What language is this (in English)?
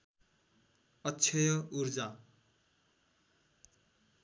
Nepali